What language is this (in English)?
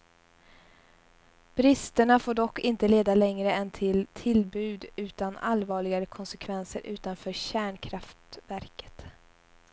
Swedish